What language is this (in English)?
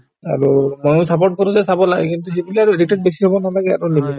Assamese